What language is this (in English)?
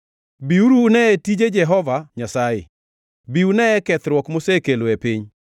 Luo (Kenya and Tanzania)